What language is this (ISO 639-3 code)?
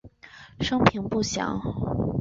zho